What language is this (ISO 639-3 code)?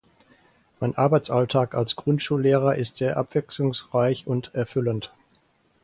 deu